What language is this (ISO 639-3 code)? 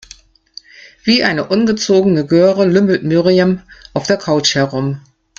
deu